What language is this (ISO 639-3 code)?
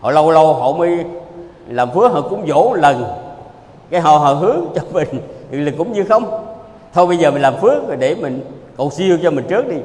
vie